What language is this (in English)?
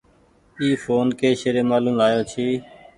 Goaria